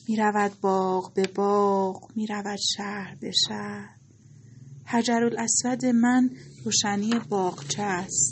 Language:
Persian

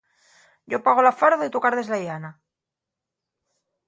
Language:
Asturian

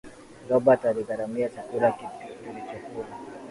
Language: Swahili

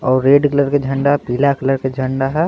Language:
Hindi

